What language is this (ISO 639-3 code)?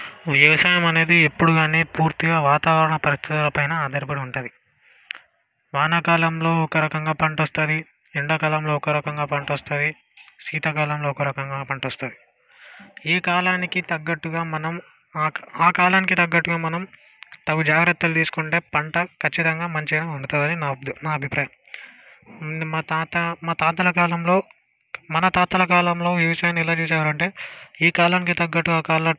tel